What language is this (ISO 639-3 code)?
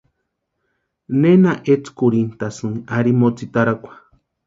pua